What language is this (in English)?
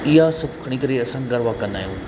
Sindhi